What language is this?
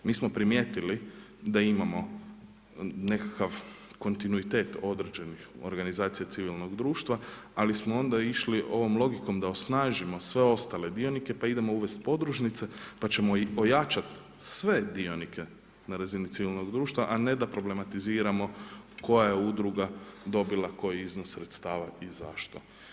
Croatian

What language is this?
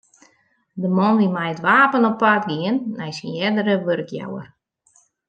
Western Frisian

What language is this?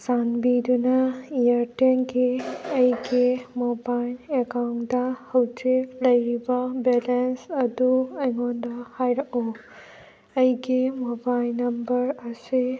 Manipuri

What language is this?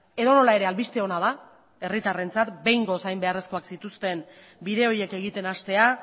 Basque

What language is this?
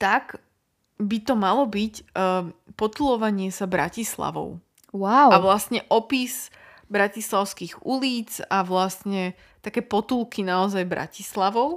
Slovak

